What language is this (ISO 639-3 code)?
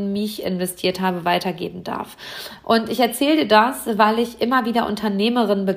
deu